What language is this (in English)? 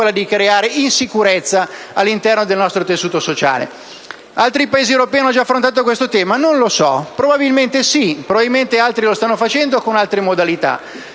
Italian